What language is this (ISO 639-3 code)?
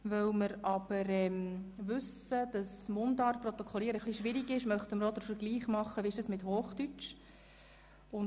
gsw